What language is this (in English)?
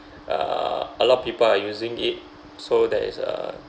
English